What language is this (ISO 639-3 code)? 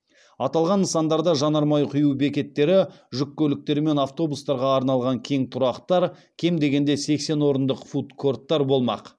kaz